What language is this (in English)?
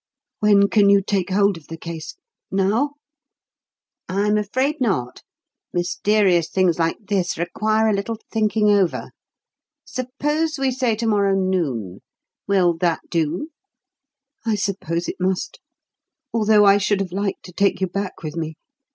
English